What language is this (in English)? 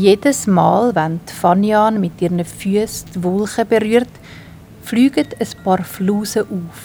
German